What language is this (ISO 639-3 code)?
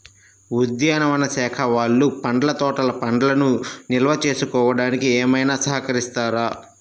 tel